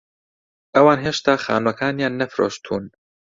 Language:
Central Kurdish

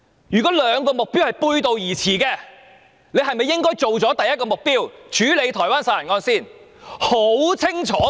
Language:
Cantonese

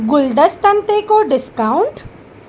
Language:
Sindhi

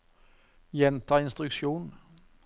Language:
Norwegian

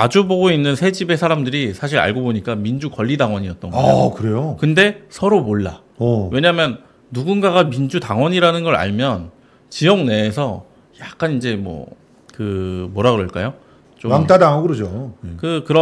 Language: Korean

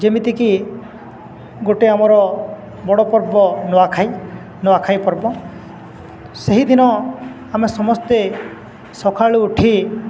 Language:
Odia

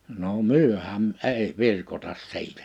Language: Finnish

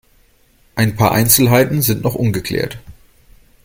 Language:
German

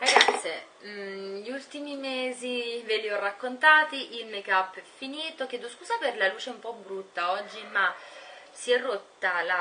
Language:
Italian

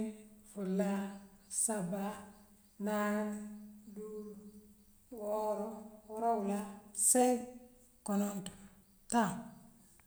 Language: Western Maninkakan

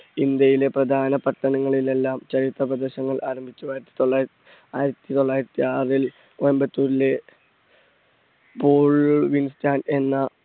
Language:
Malayalam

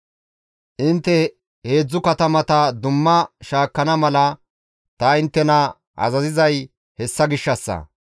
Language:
Gamo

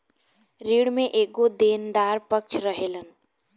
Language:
Bhojpuri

